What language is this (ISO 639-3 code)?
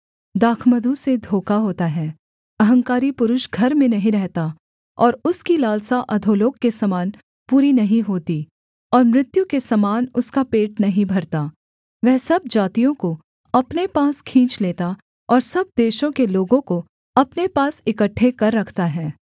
hin